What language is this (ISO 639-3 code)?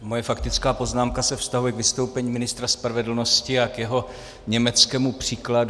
ces